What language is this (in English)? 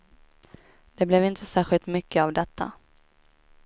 Swedish